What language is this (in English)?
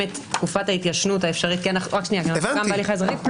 Hebrew